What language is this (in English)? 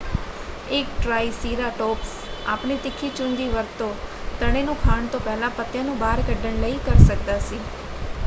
Punjabi